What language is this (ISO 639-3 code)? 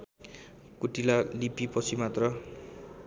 nep